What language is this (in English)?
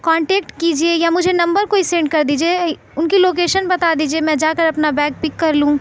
Urdu